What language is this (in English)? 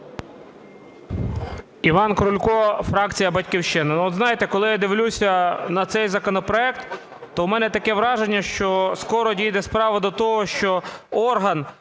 Ukrainian